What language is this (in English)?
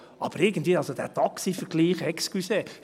Swiss German